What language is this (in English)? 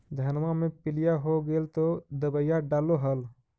Magahi